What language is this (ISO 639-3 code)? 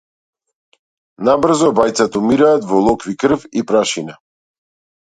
mkd